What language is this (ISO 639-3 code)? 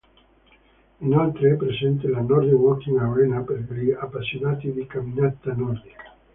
ita